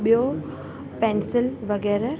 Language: Sindhi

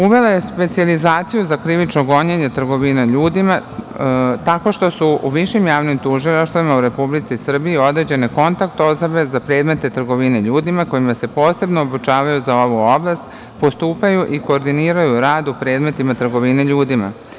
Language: Serbian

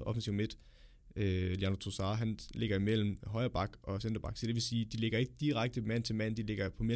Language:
Danish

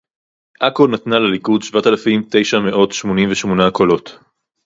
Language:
Hebrew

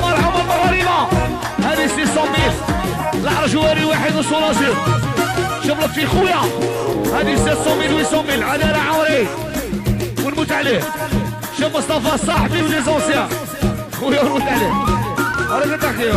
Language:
Arabic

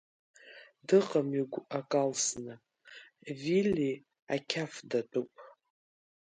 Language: Abkhazian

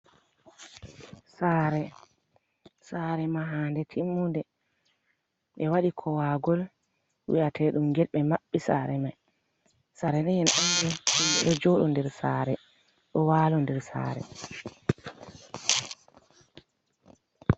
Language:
Fula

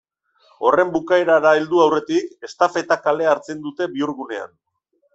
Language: Basque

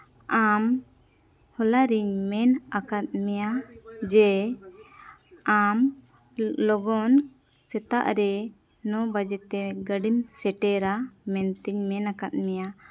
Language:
Santali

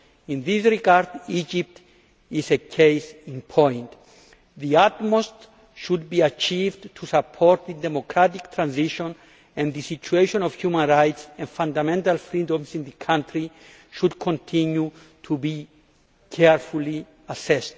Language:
English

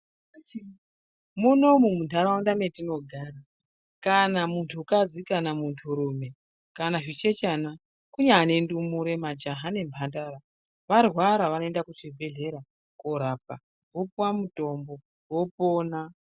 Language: Ndau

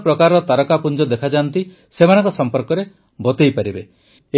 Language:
Odia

